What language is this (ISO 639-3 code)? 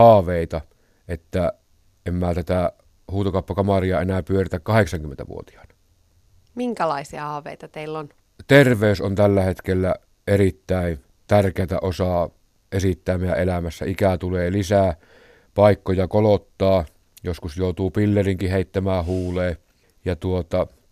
fin